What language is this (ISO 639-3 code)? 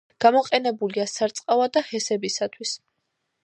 kat